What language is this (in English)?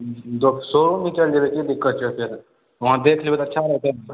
Maithili